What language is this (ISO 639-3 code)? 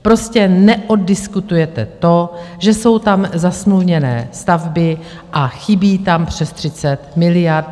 ces